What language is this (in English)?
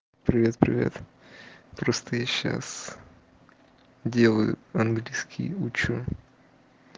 Russian